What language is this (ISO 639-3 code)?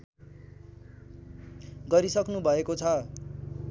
nep